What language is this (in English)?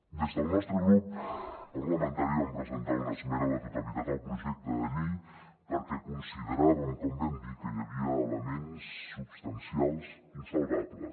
Catalan